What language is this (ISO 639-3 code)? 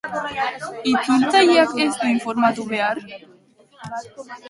eus